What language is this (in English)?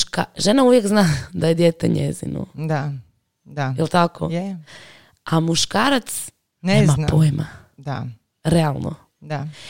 Croatian